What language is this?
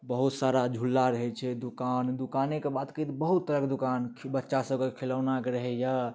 Maithili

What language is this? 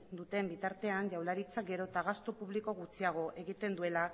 Basque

